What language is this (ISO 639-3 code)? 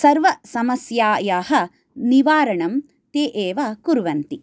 san